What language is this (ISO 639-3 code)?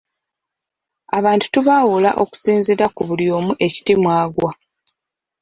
lug